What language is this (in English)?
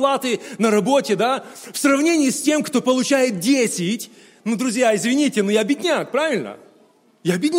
Russian